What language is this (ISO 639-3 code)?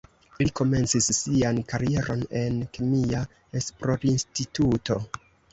epo